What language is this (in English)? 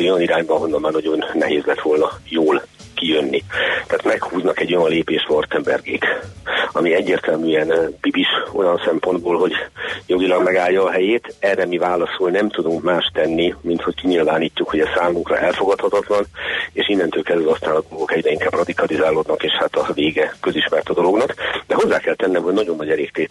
Hungarian